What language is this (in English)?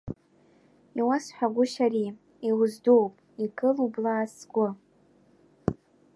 Abkhazian